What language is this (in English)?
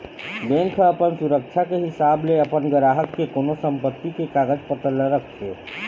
Chhattisgarhi